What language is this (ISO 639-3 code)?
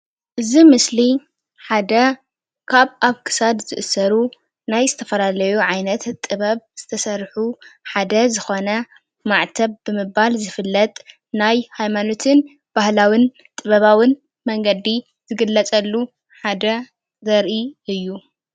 tir